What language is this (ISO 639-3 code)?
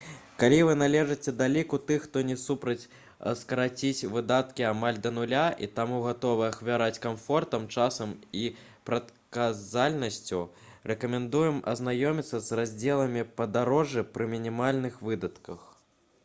bel